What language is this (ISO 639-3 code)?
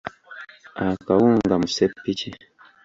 lug